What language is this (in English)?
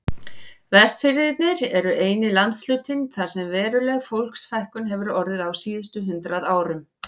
Icelandic